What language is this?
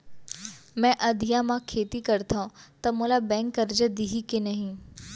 Chhattisgarhi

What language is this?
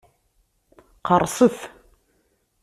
Kabyle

